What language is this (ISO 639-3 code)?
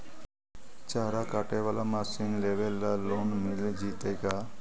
mag